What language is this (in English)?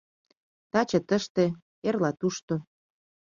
Mari